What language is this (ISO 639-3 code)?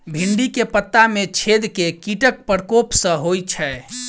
mai